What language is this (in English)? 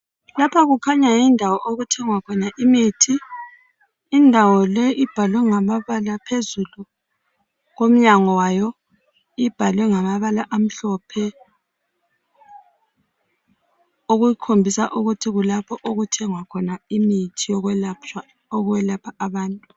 North Ndebele